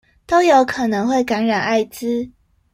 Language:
Chinese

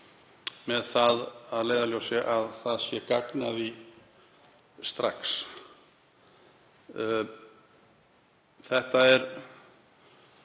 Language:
Icelandic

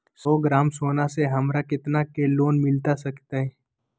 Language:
Magahi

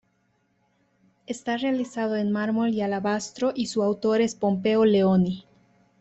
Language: Spanish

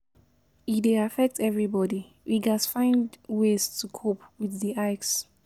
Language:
Nigerian Pidgin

